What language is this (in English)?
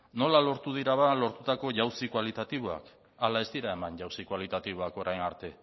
Basque